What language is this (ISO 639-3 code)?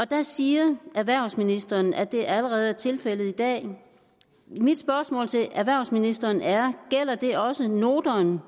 dan